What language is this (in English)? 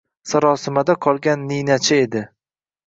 Uzbek